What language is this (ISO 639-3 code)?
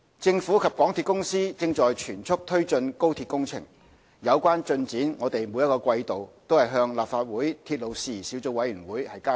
yue